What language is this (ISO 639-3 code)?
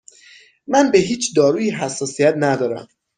fas